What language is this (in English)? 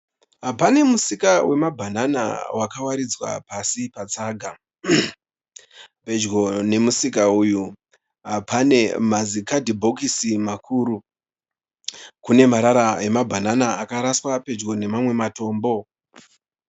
Shona